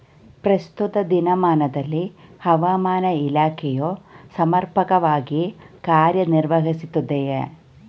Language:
Kannada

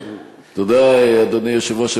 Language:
Hebrew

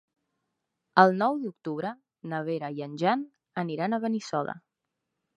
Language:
Catalan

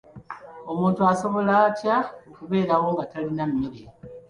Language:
Ganda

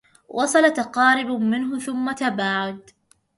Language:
Arabic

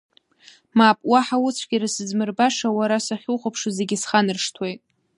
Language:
Abkhazian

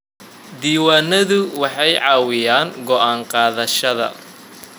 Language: Somali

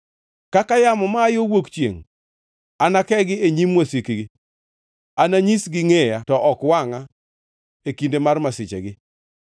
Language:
Luo (Kenya and Tanzania)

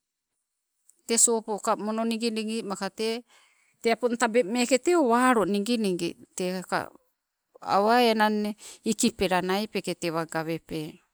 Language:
Sibe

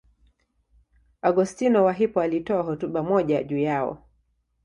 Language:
Swahili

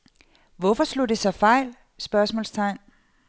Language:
Danish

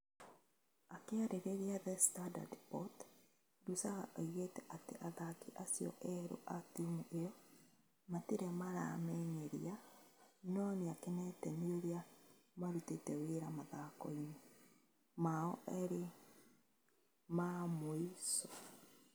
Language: Kikuyu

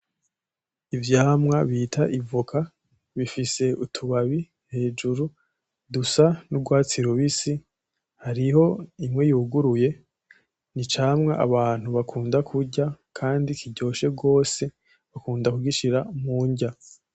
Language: Rundi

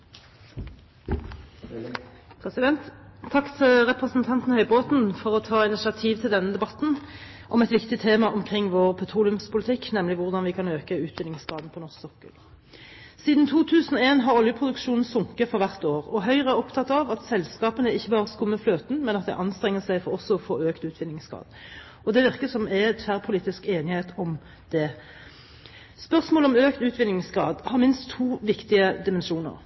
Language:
Norwegian Bokmål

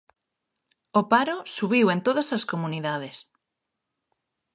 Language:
Galician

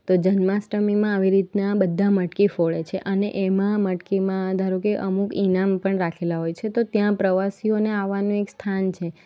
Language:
Gujarati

